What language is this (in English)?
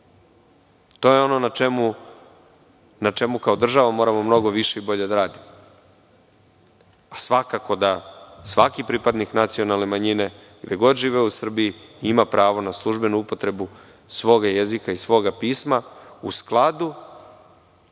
Serbian